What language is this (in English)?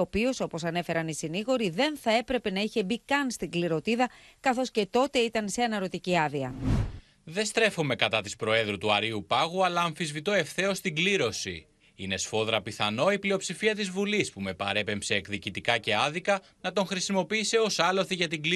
Greek